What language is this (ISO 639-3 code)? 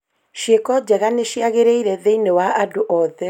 kik